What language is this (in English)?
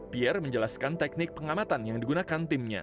Indonesian